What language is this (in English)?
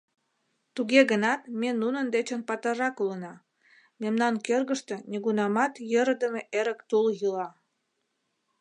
Mari